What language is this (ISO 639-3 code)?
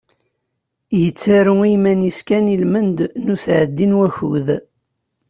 kab